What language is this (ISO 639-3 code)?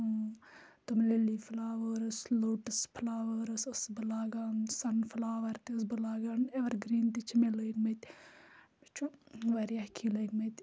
kas